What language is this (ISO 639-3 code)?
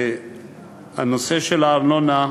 heb